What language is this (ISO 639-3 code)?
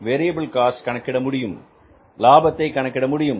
tam